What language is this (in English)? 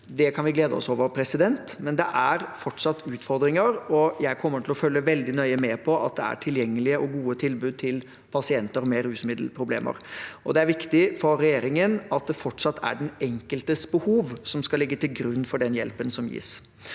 Norwegian